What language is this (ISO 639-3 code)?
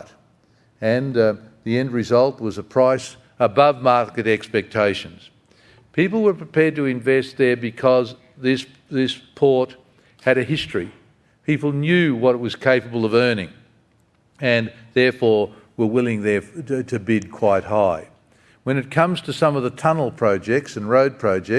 eng